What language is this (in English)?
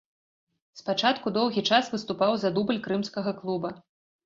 Belarusian